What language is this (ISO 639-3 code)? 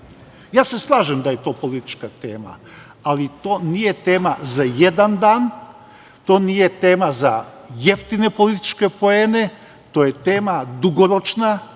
srp